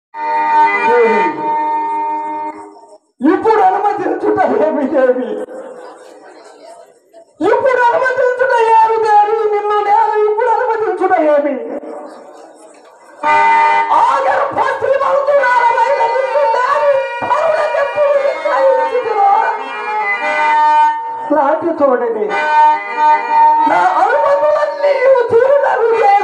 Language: Arabic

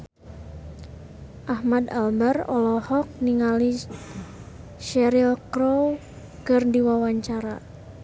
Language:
Sundanese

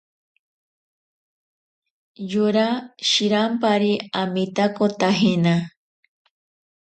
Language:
Ashéninka Perené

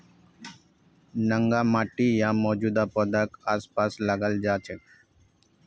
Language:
Magahi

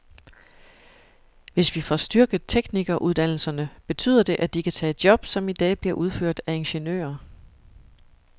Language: Danish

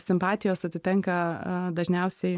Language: Lithuanian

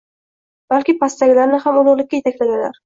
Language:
Uzbek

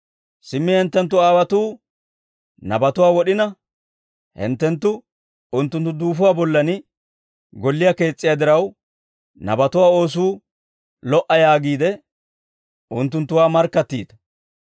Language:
Dawro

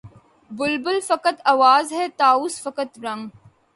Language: Urdu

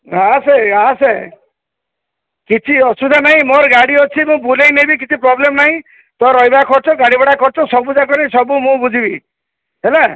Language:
Odia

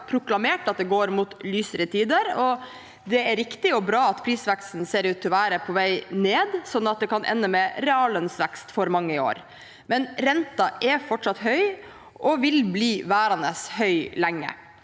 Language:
Norwegian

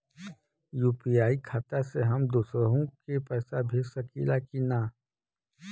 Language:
Bhojpuri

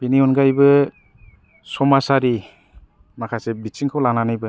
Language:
Bodo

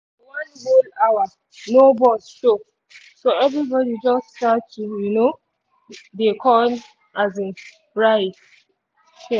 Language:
Nigerian Pidgin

